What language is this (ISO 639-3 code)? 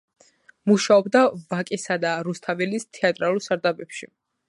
kat